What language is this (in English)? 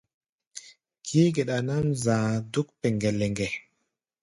Gbaya